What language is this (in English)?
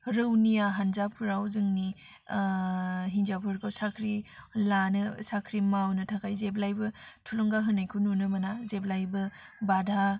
Bodo